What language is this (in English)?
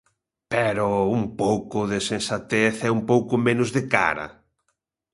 Galician